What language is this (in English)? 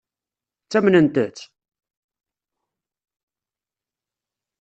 Kabyle